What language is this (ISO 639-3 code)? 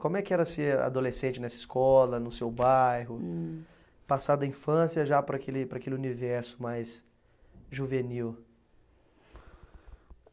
por